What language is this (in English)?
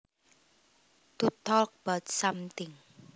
Javanese